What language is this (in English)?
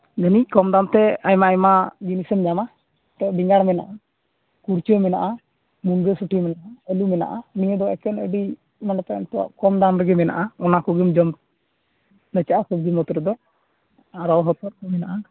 Santali